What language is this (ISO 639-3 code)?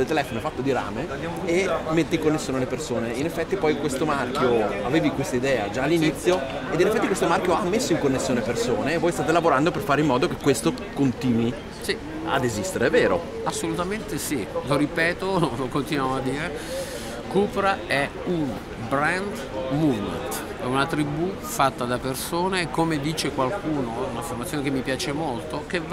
ita